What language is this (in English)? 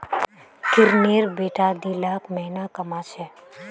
Magahi